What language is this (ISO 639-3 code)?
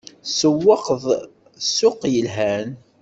kab